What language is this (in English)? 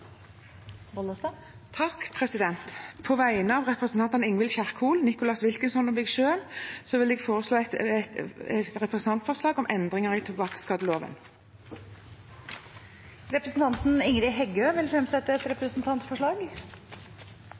Norwegian